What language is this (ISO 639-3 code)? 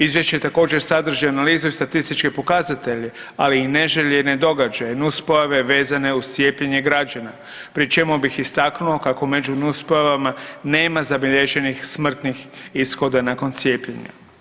hrv